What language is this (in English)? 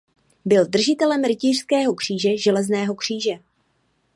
Czech